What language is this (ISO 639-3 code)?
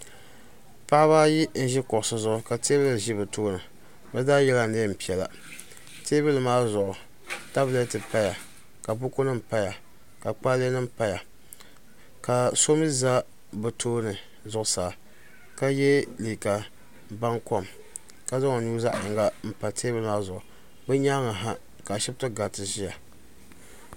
dag